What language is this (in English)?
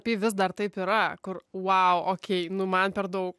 Lithuanian